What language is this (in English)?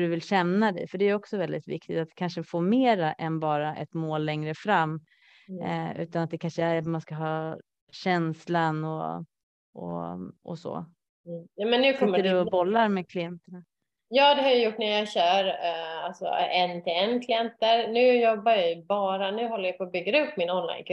Swedish